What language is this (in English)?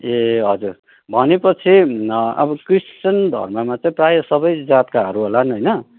Nepali